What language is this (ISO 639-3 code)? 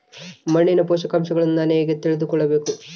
kan